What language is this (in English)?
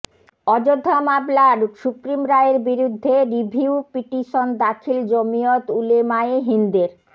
Bangla